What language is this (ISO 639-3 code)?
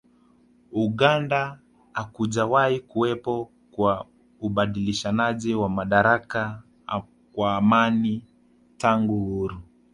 swa